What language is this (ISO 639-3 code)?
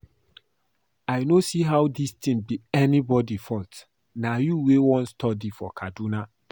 pcm